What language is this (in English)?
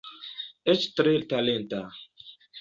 Esperanto